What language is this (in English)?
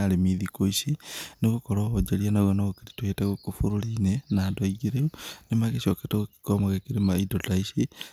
Kikuyu